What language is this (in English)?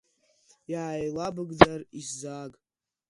Abkhazian